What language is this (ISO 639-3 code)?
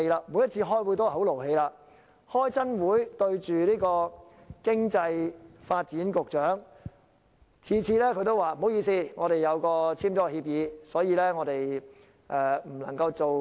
yue